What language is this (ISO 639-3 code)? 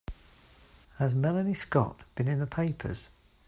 eng